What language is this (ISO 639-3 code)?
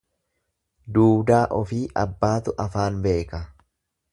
orm